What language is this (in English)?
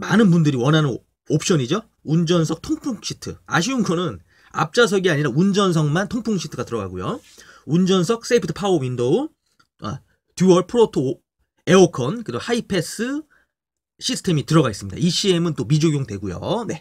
Korean